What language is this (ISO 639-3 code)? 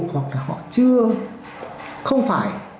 vie